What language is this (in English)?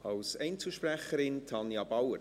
Swiss German